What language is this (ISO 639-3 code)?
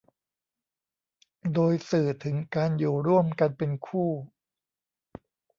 tha